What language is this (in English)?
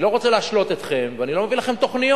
Hebrew